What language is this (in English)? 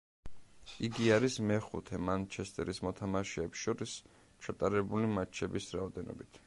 Georgian